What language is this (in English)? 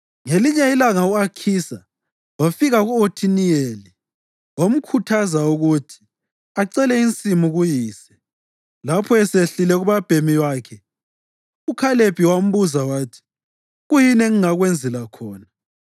North Ndebele